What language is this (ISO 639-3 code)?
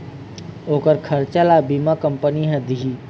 hne